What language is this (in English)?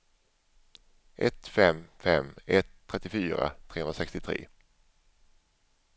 Swedish